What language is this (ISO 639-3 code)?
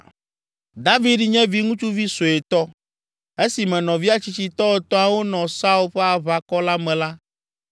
ewe